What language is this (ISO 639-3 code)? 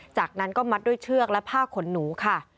tha